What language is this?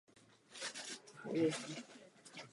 Czech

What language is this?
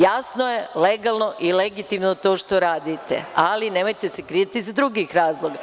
Serbian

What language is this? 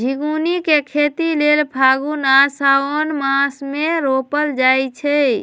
Magahi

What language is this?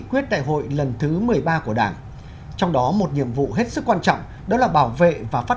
Vietnamese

